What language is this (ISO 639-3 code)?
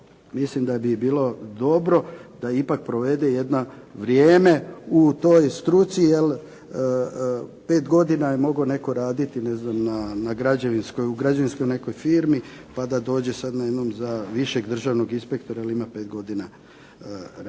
hrv